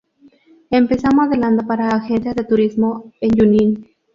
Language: Spanish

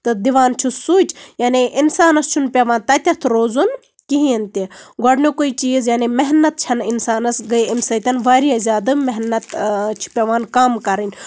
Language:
Kashmiri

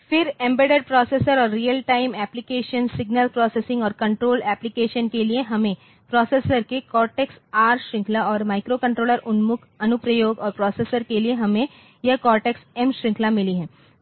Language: Hindi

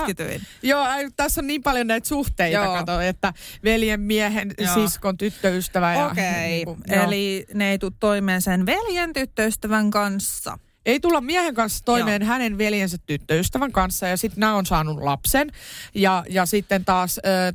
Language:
Finnish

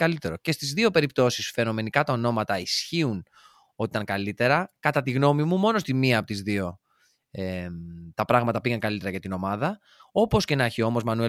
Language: Greek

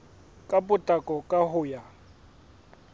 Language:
Southern Sotho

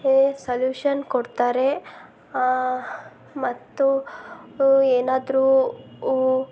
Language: Kannada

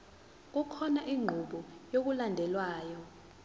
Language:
Zulu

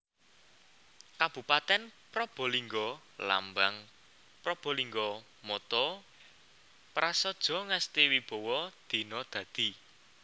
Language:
Javanese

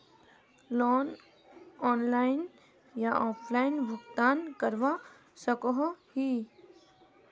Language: Magahi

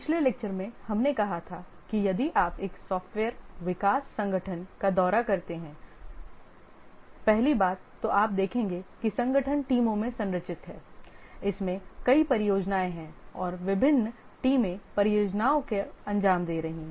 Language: Hindi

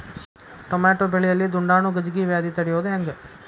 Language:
Kannada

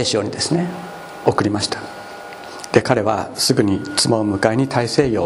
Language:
Japanese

